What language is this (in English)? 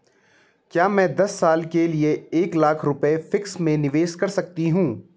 Hindi